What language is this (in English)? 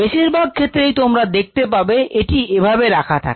Bangla